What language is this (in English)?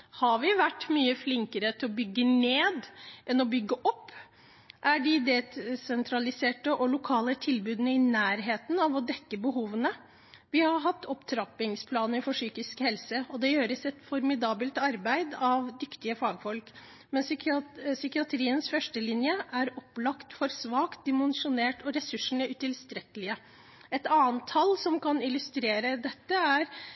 Norwegian Bokmål